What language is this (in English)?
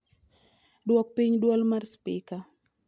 Luo (Kenya and Tanzania)